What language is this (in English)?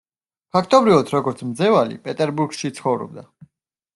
Georgian